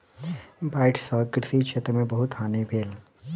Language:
Maithili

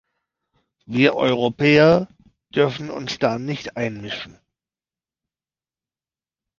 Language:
German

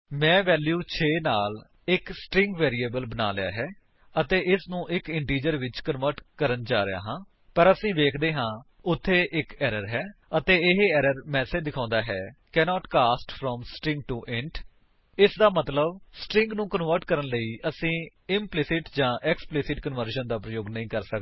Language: Punjabi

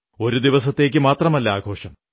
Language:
Malayalam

